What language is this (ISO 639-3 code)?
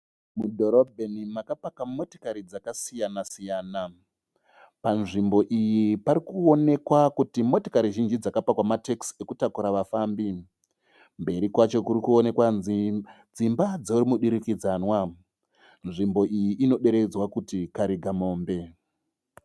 sna